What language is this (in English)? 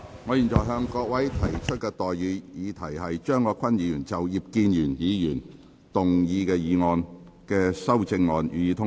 Cantonese